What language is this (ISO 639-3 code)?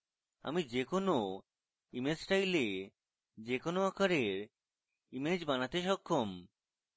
ben